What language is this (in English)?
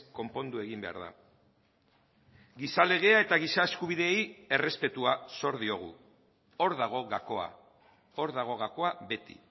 Basque